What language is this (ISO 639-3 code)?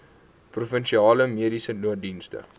afr